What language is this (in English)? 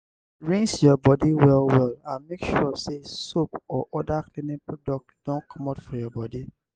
Nigerian Pidgin